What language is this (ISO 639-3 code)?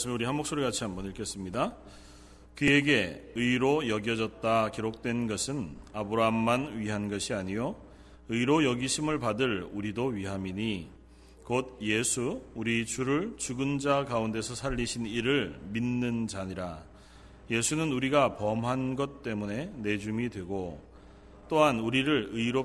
kor